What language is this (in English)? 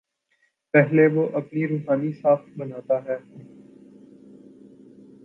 Urdu